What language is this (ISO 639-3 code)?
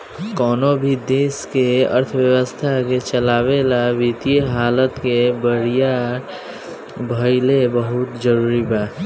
bho